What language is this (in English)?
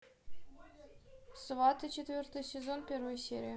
Russian